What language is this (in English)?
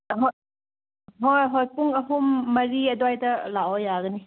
Manipuri